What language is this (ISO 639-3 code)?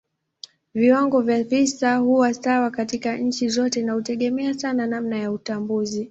swa